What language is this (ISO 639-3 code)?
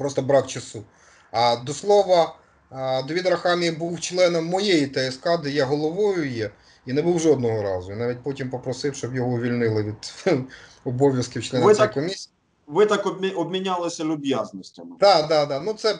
ukr